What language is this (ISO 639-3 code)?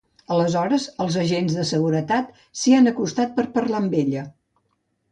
cat